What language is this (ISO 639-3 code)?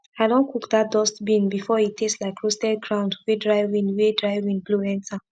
pcm